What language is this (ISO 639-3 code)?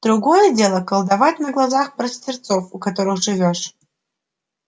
rus